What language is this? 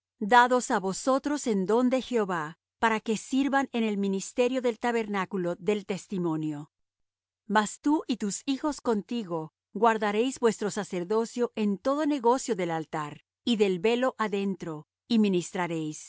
Spanish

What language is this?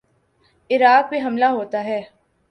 Urdu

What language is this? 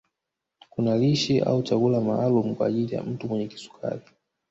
Swahili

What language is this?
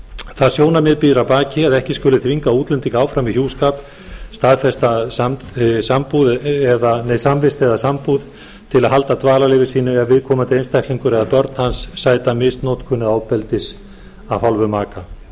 Icelandic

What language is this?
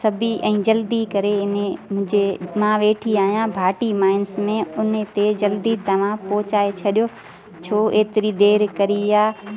Sindhi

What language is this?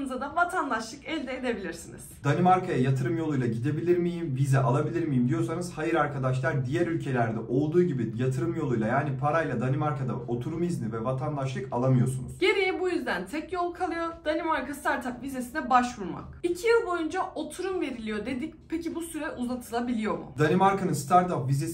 Turkish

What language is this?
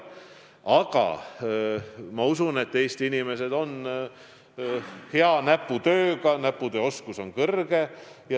Estonian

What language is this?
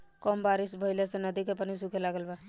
Bhojpuri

